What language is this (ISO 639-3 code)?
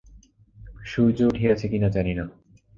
ben